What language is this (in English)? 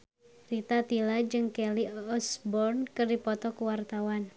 Sundanese